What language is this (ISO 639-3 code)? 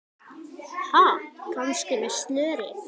isl